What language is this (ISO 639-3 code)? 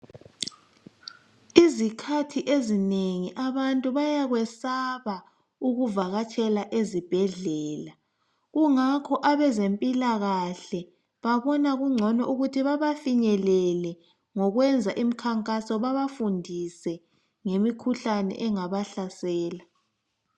nde